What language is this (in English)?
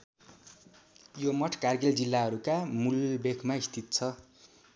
Nepali